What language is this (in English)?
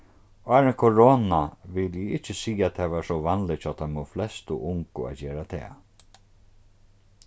Faroese